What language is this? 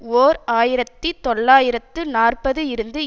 Tamil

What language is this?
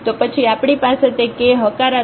Gujarati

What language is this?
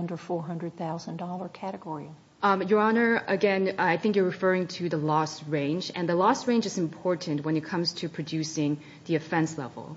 English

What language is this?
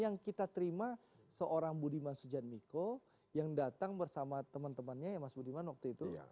Indonesian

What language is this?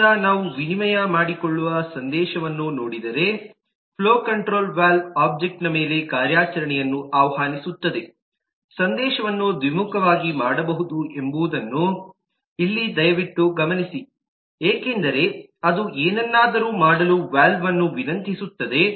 Kannada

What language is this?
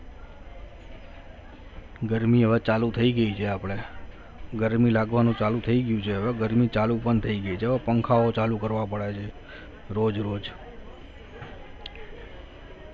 Gujarati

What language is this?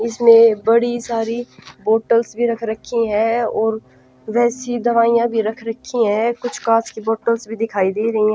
Hindi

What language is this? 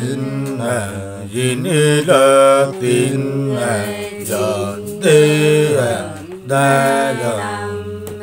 Vietnamese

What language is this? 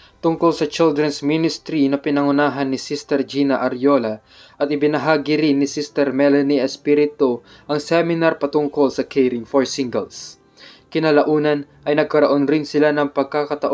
Filipino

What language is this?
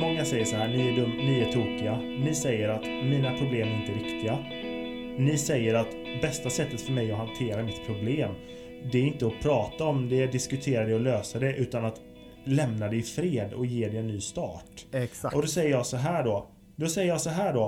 Swedish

